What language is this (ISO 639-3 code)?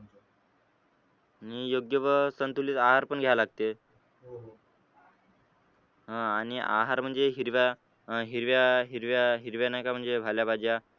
mar